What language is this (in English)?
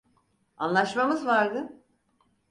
Turkish